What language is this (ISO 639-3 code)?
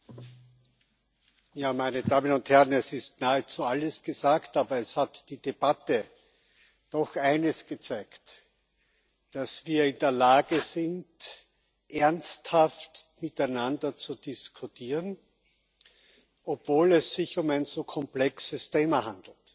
deu